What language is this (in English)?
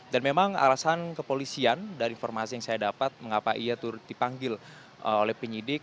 Indonesian